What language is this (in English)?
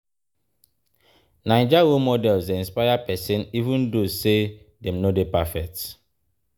Nigerian Pidgin